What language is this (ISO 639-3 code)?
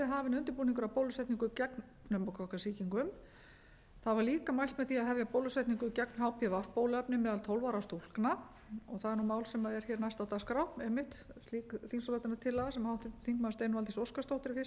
isl